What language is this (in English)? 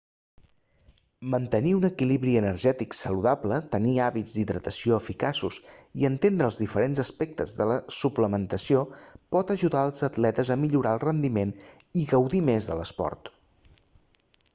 Catalan